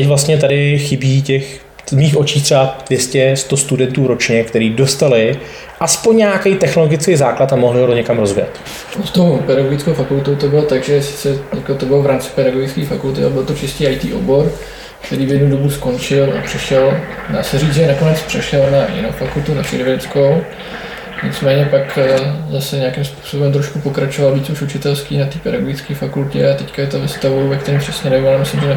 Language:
Czech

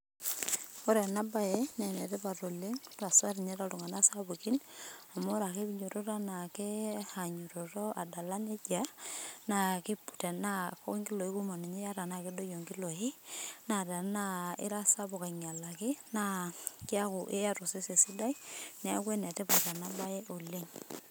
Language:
Masai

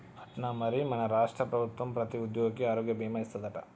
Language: Telugu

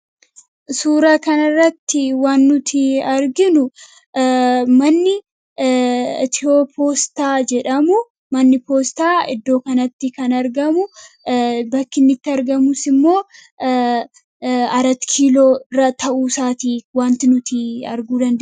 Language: Oromo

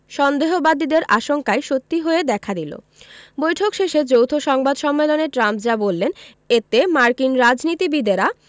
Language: Bangla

